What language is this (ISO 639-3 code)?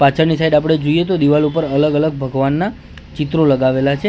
guj